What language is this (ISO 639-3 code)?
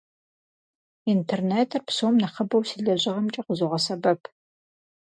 kbd